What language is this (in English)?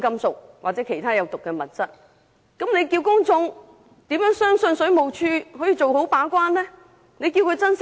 Cantonese